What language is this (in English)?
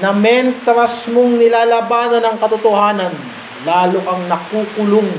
Filipino